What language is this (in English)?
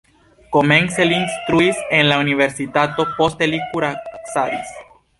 Esperanto